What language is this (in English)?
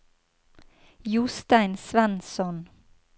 Norwegian